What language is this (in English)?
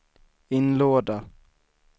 Swedish